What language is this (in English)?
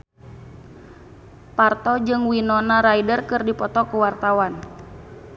Sundanese